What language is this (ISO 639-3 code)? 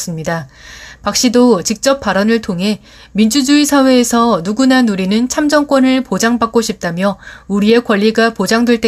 kor